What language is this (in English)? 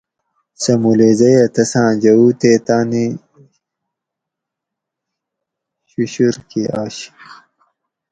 Gawri